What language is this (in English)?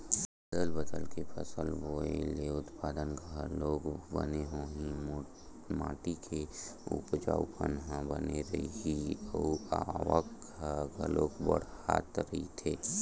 Chhattisgarhi